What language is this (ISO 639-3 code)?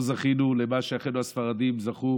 heb